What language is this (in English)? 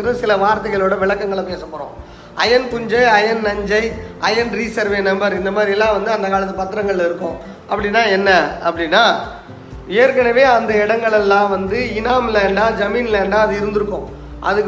Tamil